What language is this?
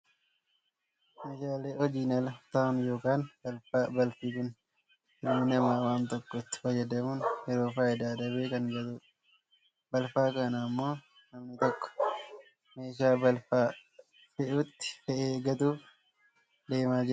Oromo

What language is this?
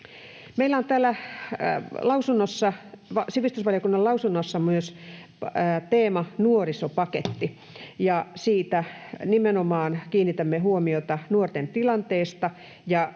Finnish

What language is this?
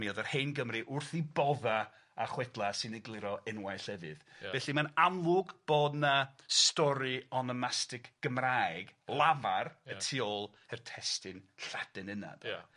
Welsh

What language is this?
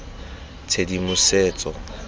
Tswana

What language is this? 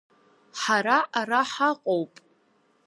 Abkhazian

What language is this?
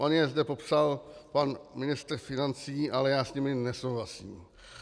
Czech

